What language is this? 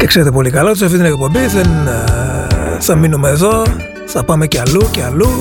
Greek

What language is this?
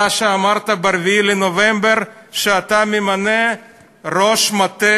Hebrew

